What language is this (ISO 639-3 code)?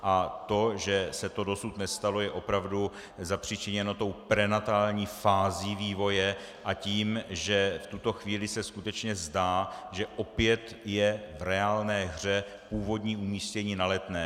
ces